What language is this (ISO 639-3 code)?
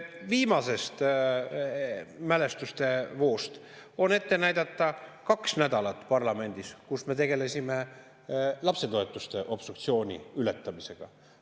est